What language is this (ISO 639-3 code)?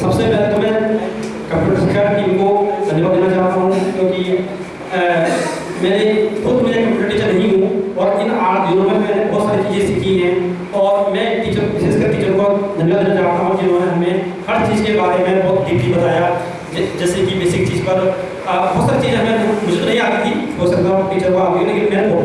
ind